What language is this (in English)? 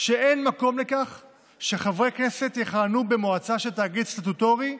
Hebrew